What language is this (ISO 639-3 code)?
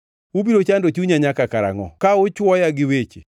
luo